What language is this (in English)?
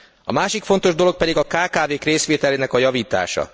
Hungarian